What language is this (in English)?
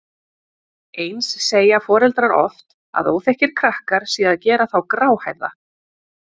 Icelandic